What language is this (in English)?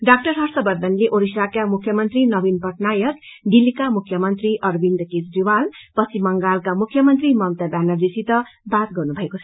Nepali